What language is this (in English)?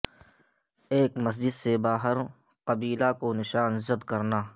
Urdu